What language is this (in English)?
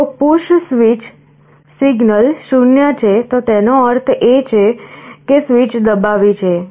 Gujarati